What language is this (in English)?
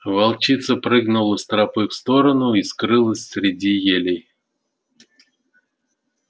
Russian